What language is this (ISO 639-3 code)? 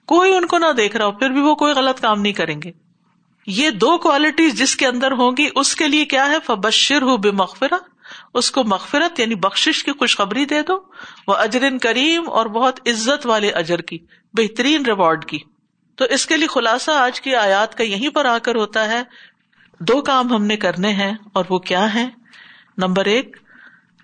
urd